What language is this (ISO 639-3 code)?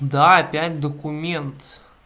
rus